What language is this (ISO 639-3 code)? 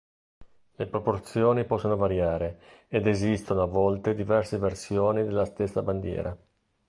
ita